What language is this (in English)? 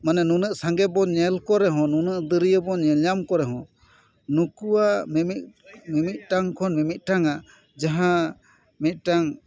Santali